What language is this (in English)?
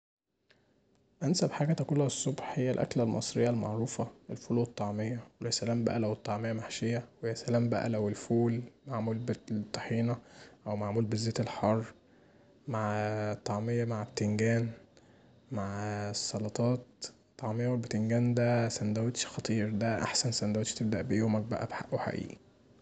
Egyptian Arabic